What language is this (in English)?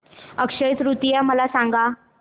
Marathi